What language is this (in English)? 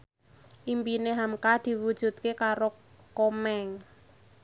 Javanese